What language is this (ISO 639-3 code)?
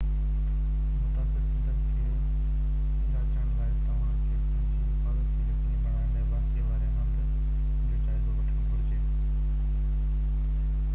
snd